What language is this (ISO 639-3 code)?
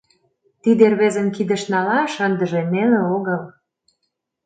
chm